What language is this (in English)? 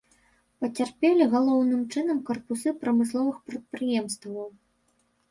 Belarusian